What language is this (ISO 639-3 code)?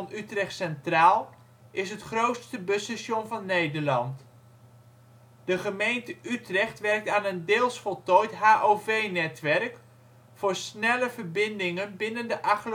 nld